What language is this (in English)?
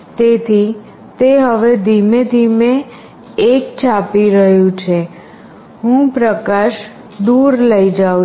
Gujarati